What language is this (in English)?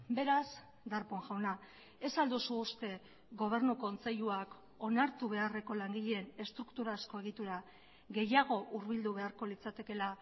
Basque